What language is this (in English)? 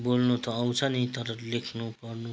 Nepali